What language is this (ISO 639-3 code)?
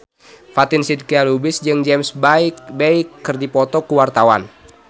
sun